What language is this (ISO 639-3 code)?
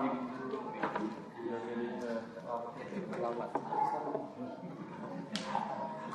ind